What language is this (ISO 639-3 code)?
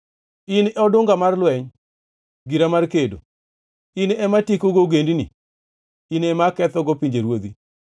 luo